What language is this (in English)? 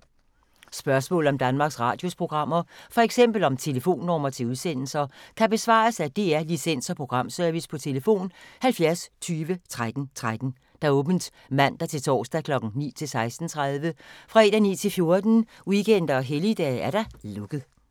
Danish